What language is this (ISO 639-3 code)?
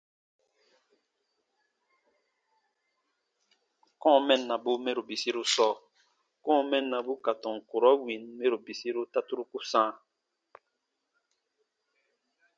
bba